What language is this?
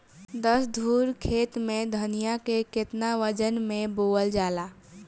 Bhojpuri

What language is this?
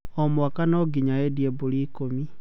Kikuyu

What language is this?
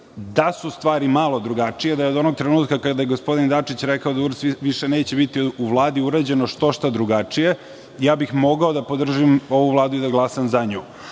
Serbian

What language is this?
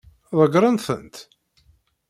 Kabyle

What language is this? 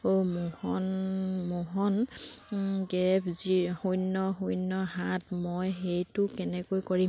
Assamese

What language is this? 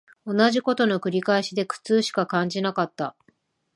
Japanese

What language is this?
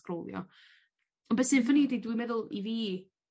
Welsh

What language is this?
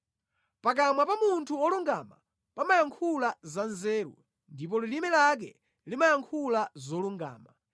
Nyanja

